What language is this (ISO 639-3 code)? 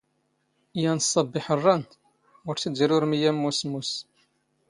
zgh